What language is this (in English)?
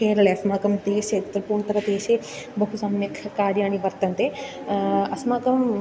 Sanskrit